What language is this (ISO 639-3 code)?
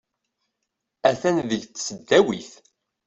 kab